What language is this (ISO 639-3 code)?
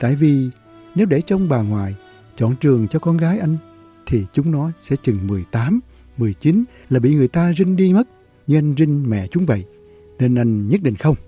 vie